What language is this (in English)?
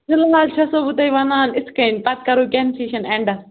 Kashmiri